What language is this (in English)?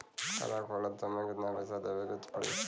Bhojpuri